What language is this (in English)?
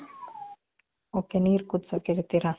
Kannada